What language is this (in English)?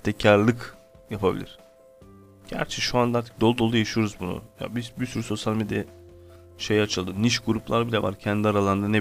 Turkish